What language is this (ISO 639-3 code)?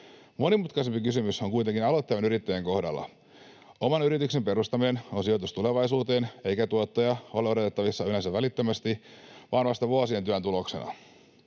fin